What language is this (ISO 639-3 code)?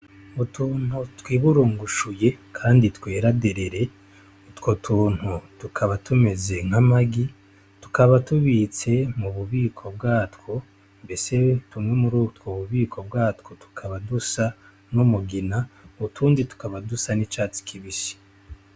run